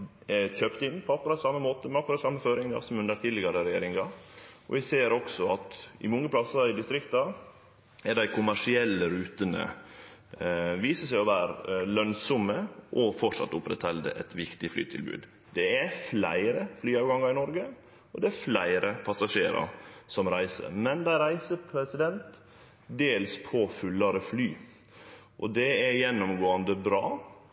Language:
Norwegian Nynorsk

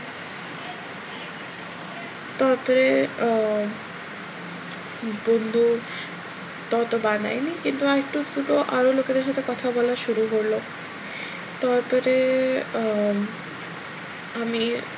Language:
Bangla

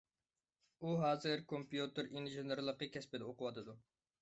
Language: Uyghur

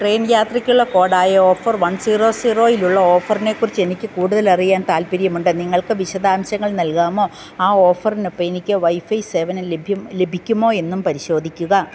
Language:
Malayalam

